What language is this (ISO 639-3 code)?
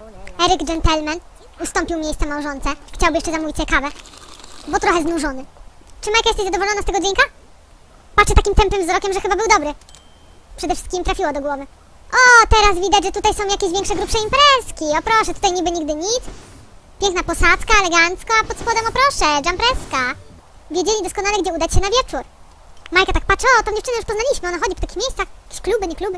pol